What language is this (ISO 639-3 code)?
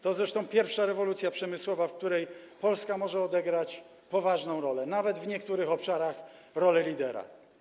pol